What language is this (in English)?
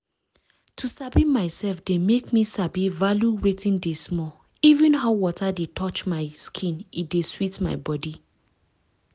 Nigerian Pidgin